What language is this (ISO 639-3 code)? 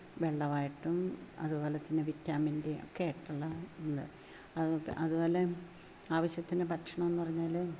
mal